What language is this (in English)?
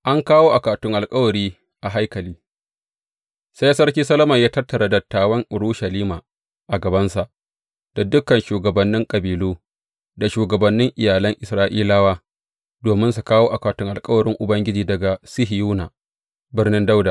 Hausa